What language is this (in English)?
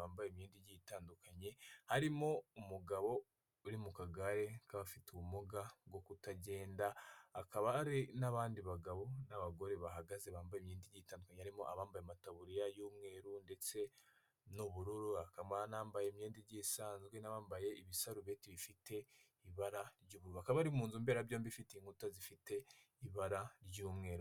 Kinyarwanda